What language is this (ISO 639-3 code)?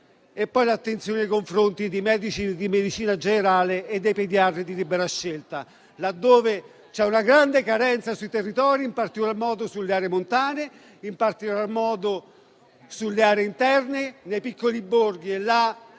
ita